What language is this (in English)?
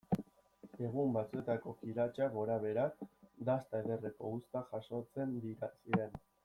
Basque